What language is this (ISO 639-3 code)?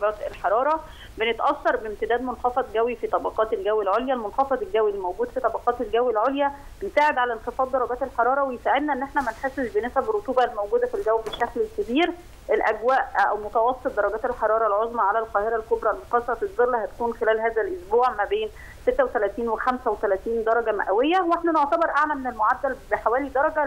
ara